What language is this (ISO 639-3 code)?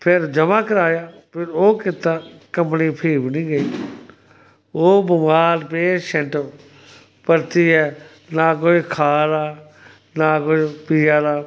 doi